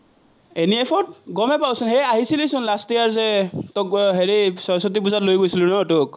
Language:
Assamese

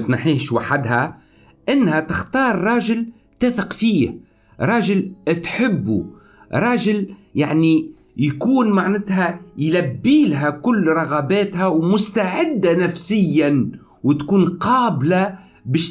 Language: Arabic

